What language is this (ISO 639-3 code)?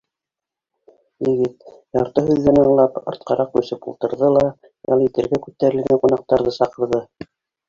bak